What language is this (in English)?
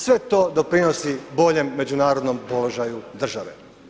Croatian